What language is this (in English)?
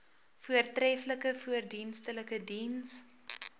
Afrikaans